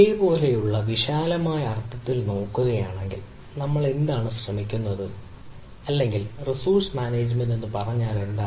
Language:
Malayalam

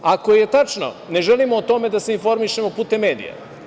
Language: Serbian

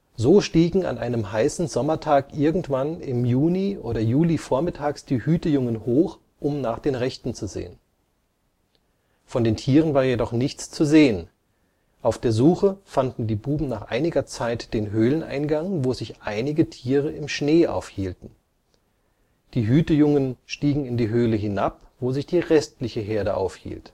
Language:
German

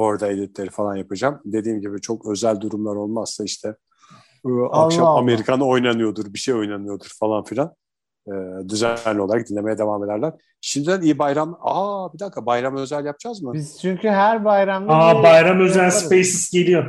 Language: Turkish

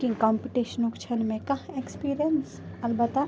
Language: Kashmiri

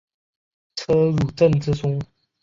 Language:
Chinese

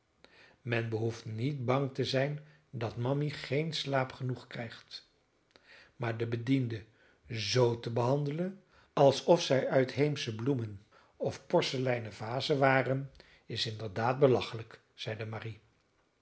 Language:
Dutch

